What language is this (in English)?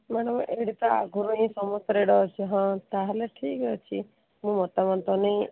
Odia